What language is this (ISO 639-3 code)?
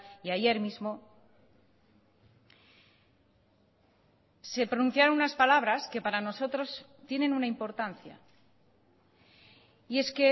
spa